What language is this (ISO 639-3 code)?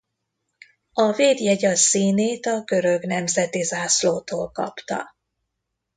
hun